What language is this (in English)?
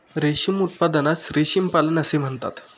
Marathi